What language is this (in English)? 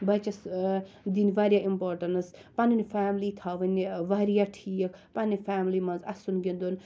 Kashmiri